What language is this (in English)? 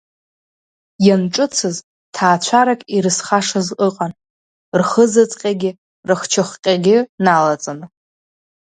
Abkhazian